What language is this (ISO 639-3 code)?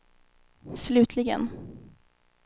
swe